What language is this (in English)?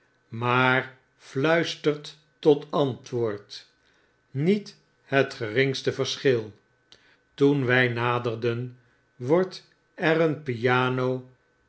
Dutch